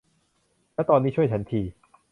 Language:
Thai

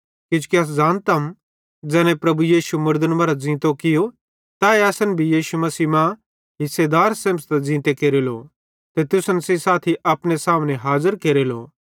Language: Bhadrawahi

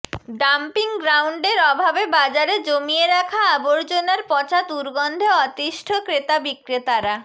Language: Bangla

